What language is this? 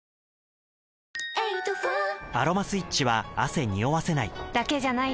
Japanese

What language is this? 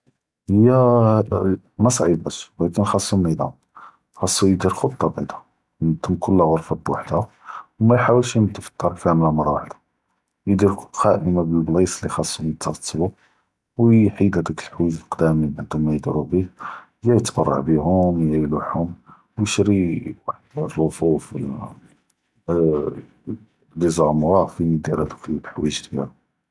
Judeo-Arabic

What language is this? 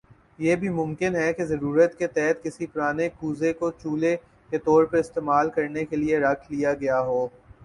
Urdu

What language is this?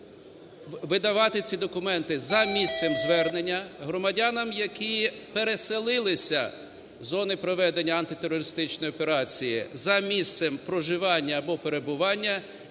Ukrainian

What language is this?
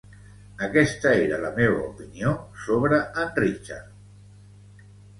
Catalan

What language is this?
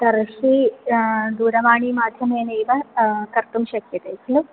Sanskrit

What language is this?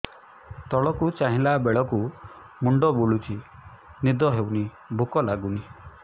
Odia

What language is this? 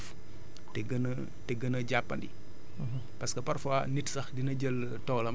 Wolof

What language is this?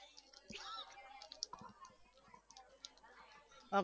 Gujarati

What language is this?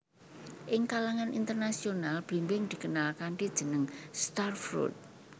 Javanese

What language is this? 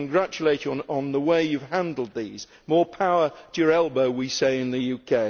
English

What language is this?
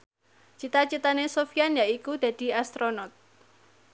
Javanese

